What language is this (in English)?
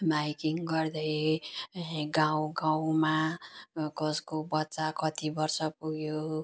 Nepali